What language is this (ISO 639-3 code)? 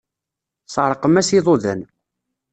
kab